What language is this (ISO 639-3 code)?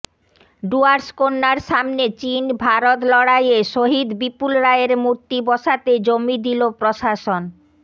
ben